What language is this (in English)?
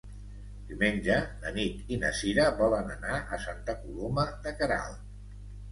Catalan